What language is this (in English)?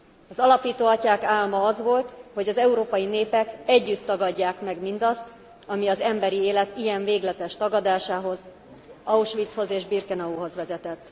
Hungarian